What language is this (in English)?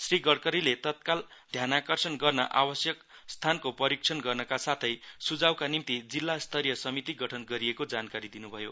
Nepali